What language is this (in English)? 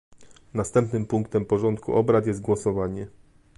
Polish